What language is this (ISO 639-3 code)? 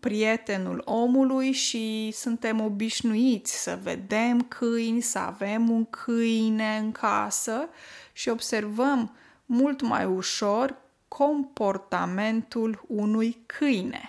ron